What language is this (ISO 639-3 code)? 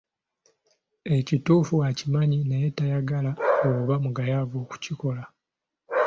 lug